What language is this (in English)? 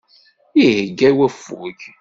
Kabyle